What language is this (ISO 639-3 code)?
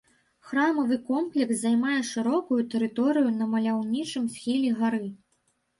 bel